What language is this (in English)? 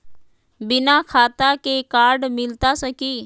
Magahi